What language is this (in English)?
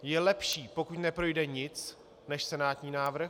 Czech